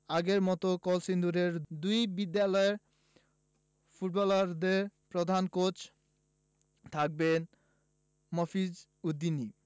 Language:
Bangla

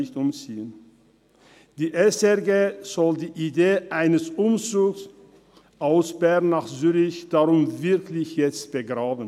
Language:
Swiss German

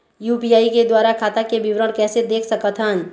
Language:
Chhattisgarhi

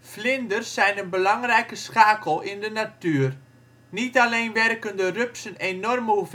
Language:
Dutch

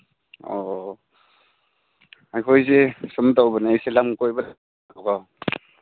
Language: Manipuri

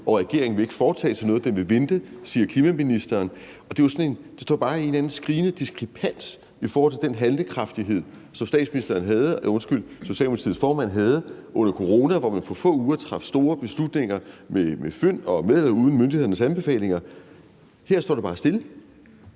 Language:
Danish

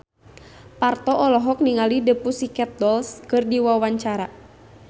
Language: Sundanese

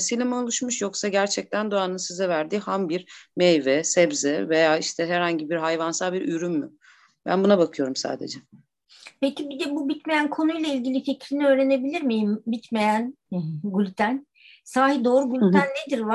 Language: Turkish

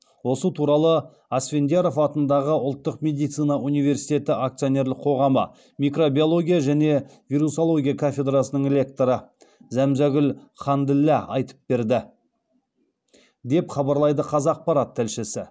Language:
Kazakh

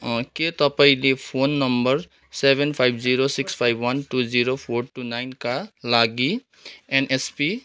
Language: Nepali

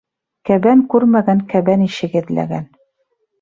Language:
Bashkir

